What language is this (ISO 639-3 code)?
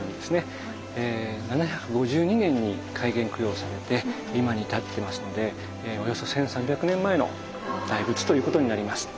jpn